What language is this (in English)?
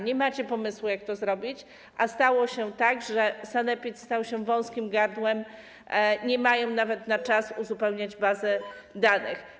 Polish